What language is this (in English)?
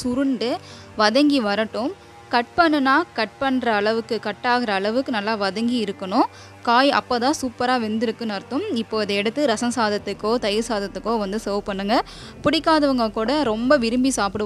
Tamil